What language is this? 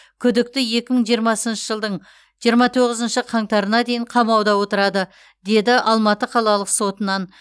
Kazakh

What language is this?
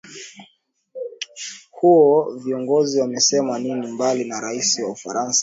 Swahili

